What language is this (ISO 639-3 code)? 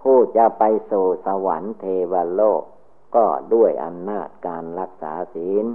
tha